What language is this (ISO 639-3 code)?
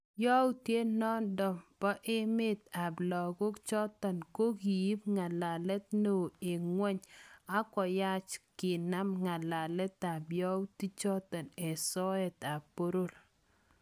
kln